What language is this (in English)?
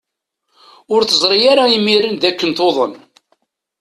Kabyle